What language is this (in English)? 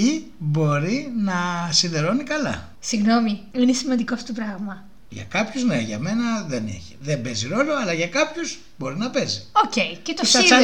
Greek